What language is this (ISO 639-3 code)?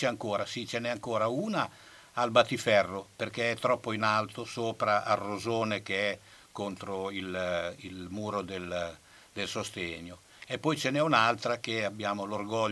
ita